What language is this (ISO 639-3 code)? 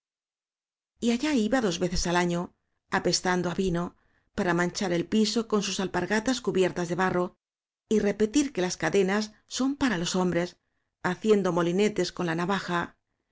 spa